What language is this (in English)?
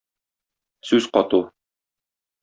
Tatar